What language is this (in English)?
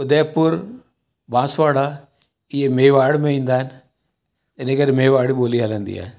Sindhi